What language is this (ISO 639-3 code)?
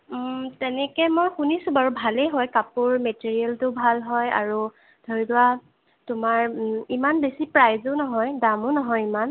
asm